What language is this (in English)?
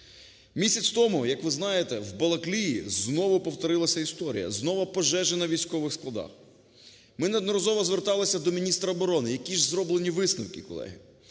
Ukrainian